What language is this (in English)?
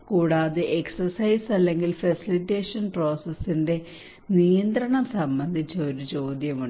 Malayalam